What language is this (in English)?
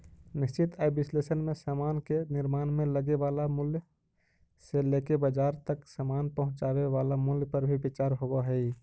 Magahi